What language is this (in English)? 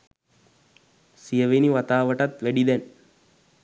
Sinhala